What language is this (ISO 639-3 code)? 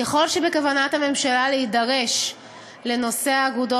heb